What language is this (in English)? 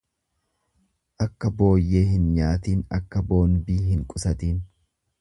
Oromo